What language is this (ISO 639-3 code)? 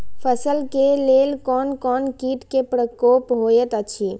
mai